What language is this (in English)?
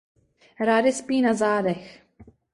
Czech